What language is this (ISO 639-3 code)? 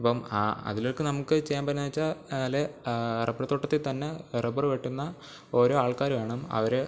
mal